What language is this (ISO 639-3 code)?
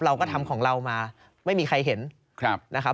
tha